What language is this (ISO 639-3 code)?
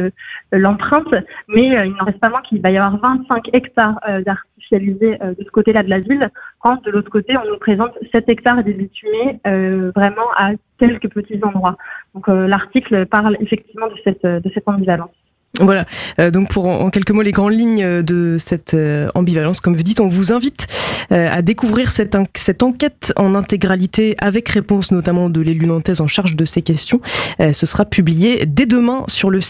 fra